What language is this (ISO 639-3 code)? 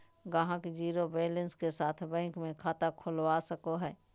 mag